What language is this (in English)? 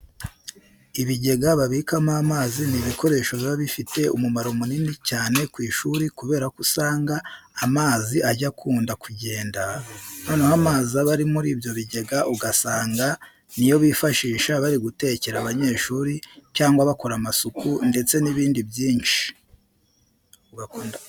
Kinyarwanda